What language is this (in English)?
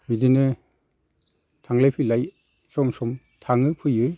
Bodo